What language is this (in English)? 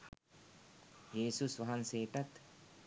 Sinhala